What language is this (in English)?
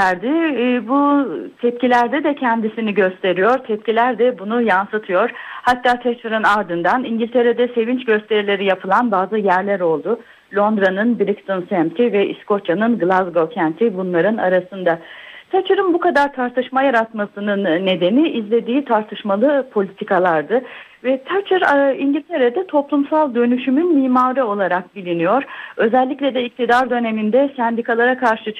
Turkish